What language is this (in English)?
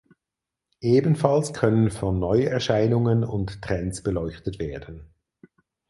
German